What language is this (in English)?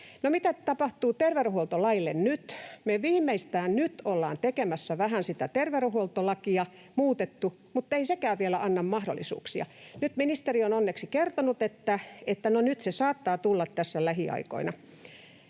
Finnish